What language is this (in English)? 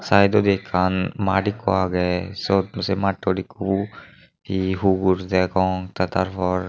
Chakma